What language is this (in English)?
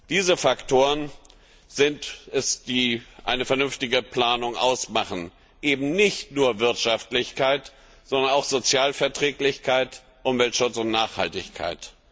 German